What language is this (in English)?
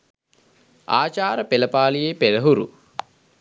Sinhala